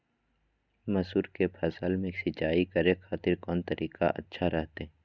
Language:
Magahi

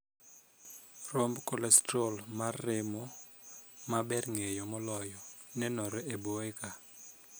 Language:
Luo (Kenya and Tanzania)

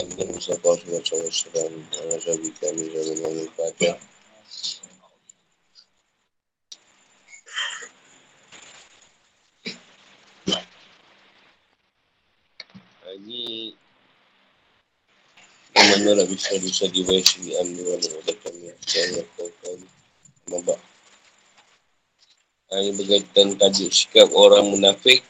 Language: Malay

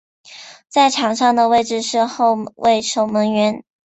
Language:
Chinese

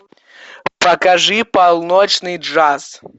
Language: Russian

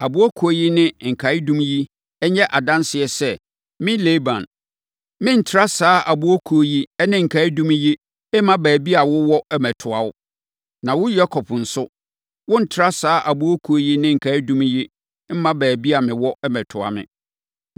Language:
Akan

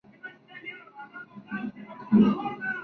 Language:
Spanish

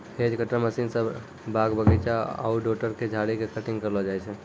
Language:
Maithili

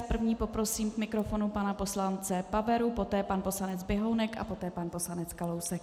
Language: Czech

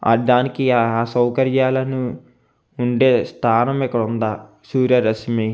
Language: Telugu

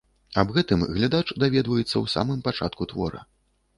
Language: Belarusian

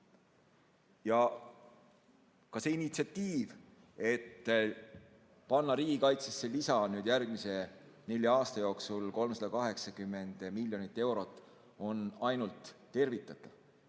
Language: Estonian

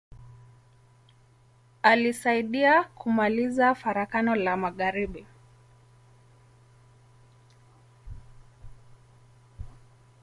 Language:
Swahili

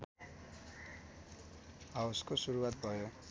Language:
Nepali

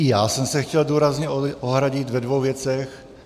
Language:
Czech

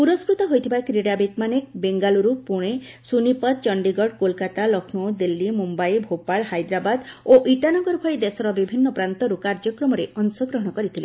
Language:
Odia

